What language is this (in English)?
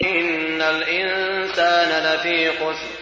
Arabic